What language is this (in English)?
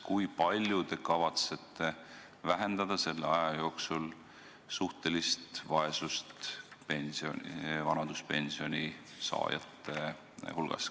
Estonian